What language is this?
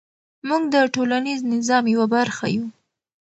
Pashto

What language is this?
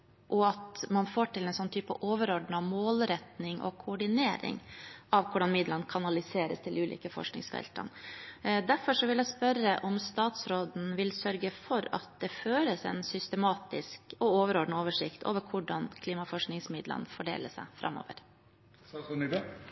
Norwegian Bokmål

